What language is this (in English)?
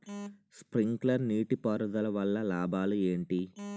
Telugu